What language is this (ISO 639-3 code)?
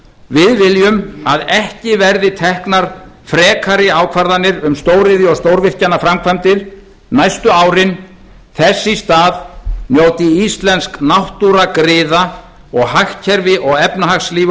isl